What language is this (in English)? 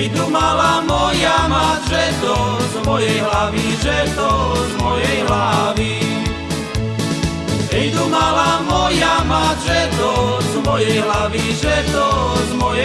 Slovak